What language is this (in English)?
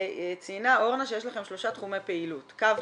Hebrew